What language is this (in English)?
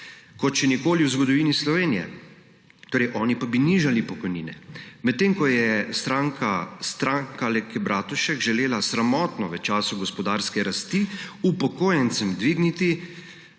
Slovenian